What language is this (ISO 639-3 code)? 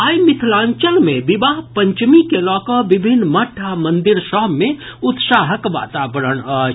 mai